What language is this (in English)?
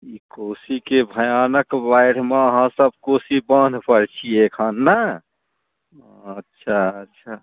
Maithili